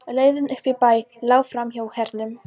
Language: Icelandic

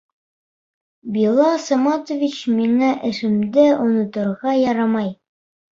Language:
Bashkir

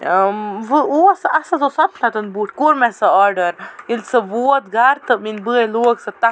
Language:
Kashmiri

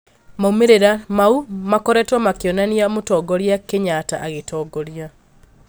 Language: Kikuyu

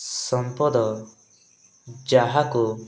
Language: Odia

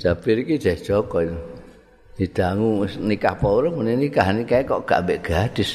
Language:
Indonesian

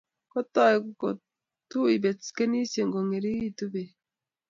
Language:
Kalenjin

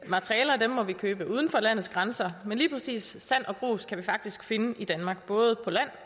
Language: Danish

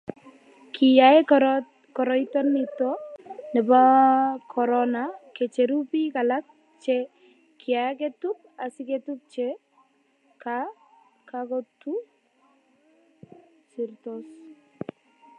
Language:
Kalenjin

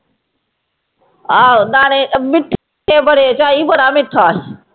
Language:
Punjabi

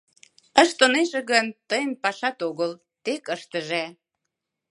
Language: Mari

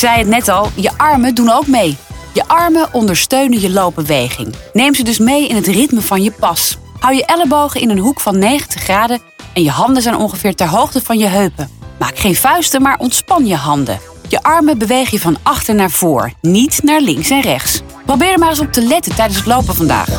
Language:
Dutch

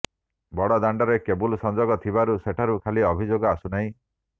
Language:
Odia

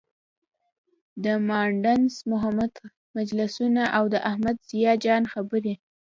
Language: Pashto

